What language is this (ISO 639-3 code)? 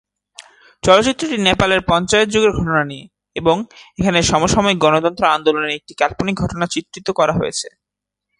ben